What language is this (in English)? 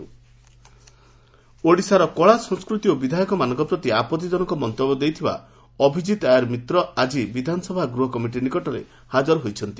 Odia